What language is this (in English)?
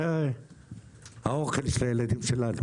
Hebrew